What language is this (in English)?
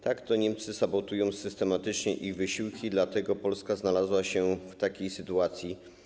Polish